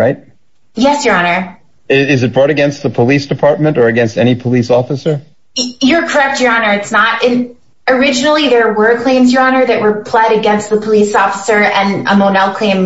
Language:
English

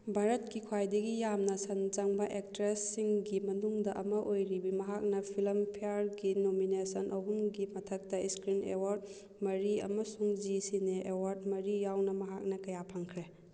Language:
Manipuri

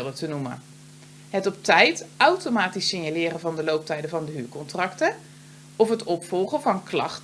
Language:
Dutch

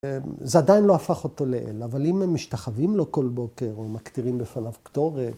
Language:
Hebrew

